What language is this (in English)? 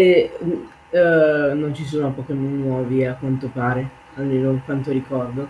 Italian